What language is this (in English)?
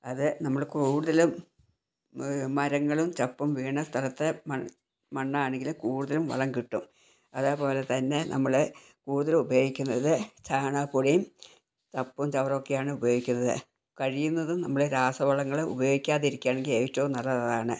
Malayalam